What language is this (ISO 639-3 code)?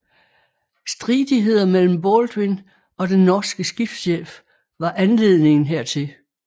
dan